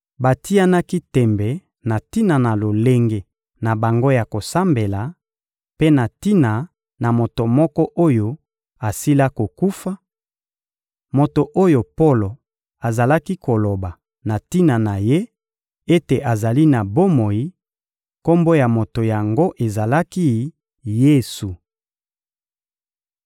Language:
Lingala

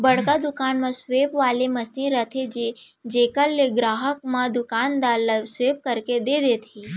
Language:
Chhattisgarhi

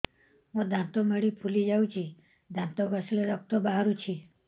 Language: Odia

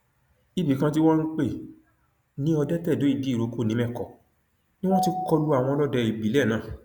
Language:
Yoruba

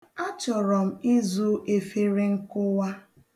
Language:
Igbo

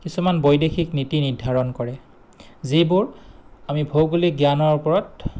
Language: Assamese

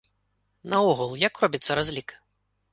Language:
Belarusian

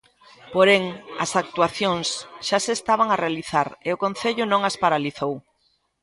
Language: Galician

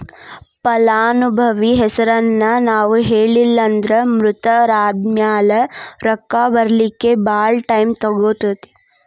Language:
Kannada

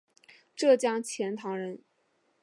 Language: Chinese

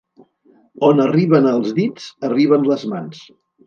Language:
Catalan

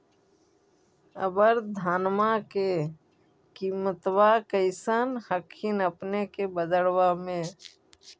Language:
Magahi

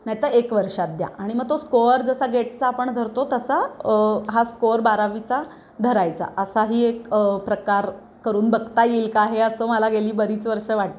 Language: Marathi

